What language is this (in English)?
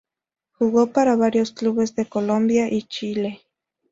Spanish